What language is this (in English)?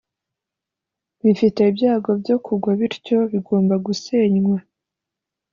Kinyarwanda